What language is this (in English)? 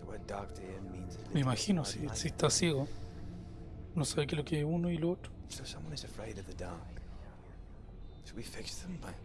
Spanish